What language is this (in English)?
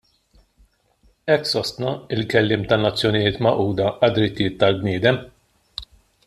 Maltese